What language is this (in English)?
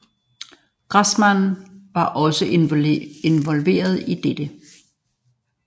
Danish